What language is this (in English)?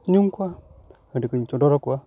Santali